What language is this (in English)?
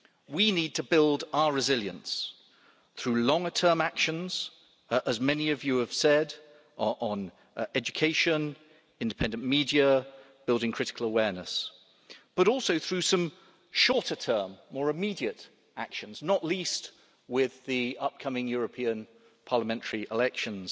English